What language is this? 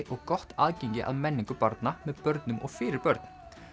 Icelandic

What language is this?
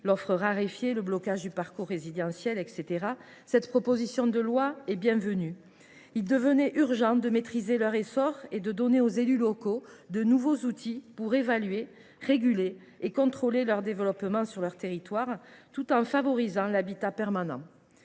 French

